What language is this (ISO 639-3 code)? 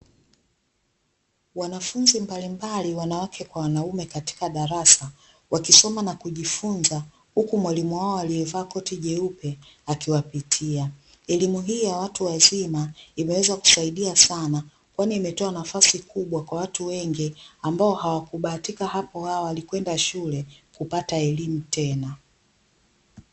swa